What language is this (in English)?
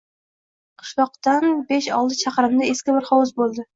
Uzbek